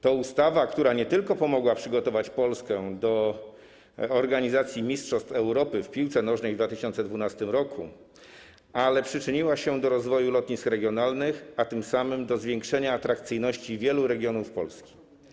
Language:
Polish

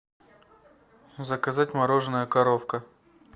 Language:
Russian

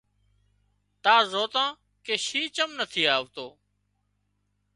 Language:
Wadiyara Koli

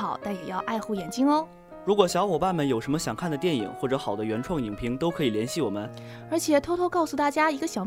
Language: Chinese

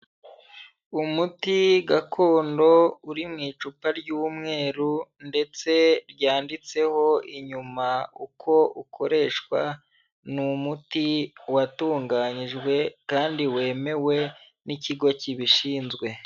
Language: Kinyarwanda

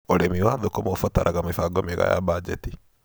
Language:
Kikuyu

